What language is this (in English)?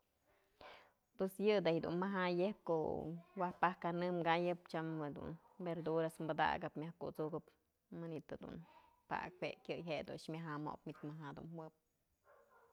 Mazatlán Mixe